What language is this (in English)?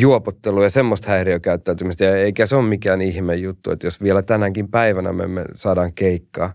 Finnish